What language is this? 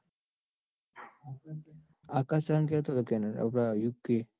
Gujarati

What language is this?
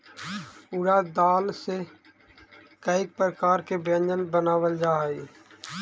Magahi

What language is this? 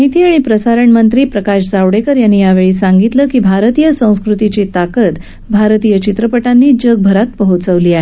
Marathi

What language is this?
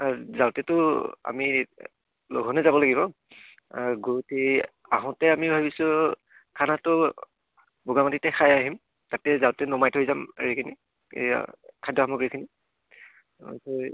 Assamese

